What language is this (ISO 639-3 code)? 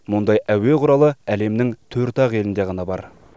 kaz